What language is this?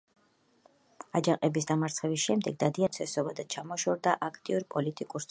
Georgian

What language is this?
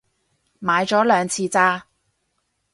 Cantonese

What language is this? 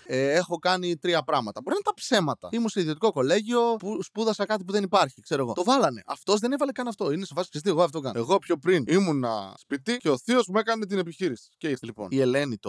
Greek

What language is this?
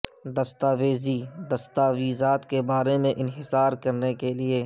Urdu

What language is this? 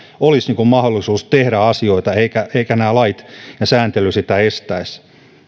Finnish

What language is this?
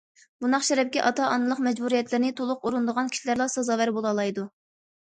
Uyghur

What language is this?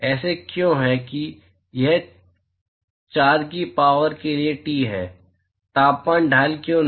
Hindi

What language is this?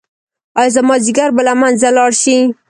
Pashto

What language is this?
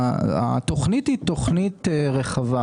Hebrew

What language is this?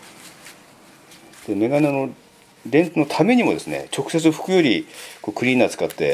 Japanese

